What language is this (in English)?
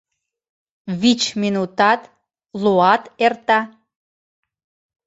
Mari